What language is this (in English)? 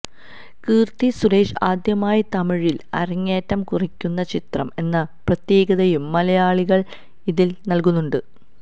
Malayalam